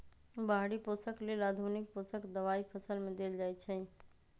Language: Magahi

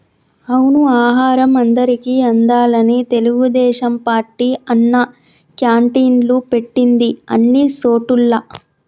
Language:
Telugu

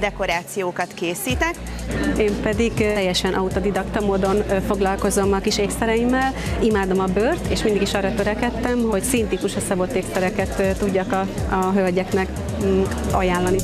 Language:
Hungarian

